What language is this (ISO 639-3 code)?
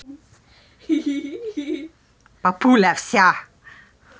rus